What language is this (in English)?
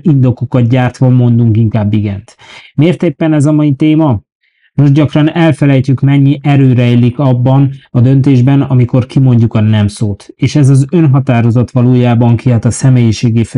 Hungarian